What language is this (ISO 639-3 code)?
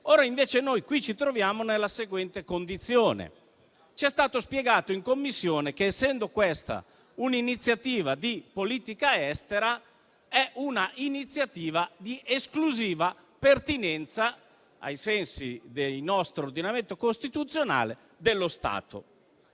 ita